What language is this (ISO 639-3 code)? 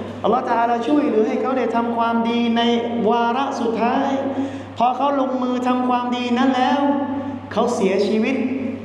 tha